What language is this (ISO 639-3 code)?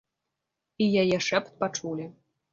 bel